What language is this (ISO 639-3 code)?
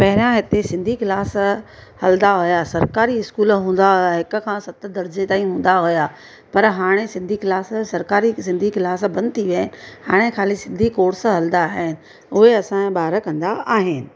snd